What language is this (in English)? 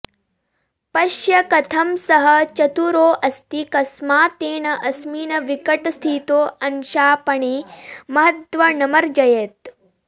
Sanskrit